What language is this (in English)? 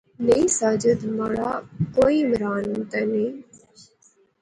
Pahari-Potwari